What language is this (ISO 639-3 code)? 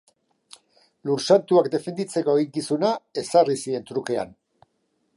eus